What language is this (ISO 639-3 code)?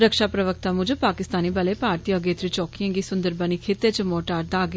doi